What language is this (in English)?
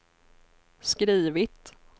Swedish